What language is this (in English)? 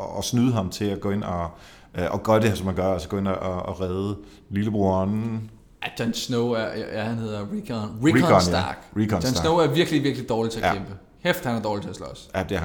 Danish